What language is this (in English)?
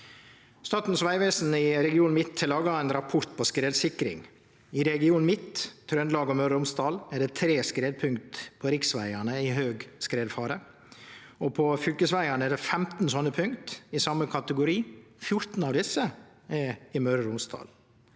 Norwegian